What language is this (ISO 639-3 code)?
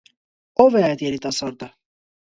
hye